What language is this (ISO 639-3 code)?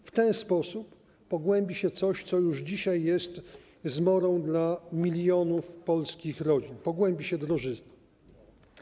pol